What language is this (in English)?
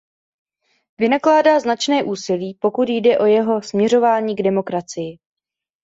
Czech